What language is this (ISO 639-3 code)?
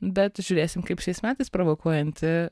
lit